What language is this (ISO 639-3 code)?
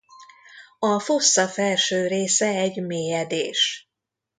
hun